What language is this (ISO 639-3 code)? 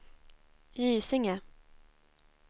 swe